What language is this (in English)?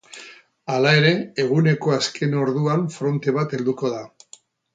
Basque